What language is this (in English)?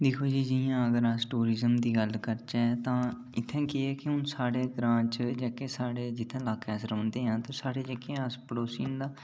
Dogri